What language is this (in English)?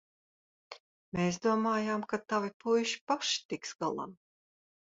Latvian